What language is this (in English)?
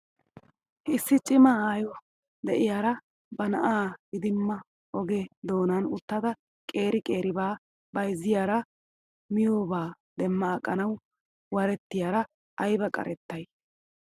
Wolaytta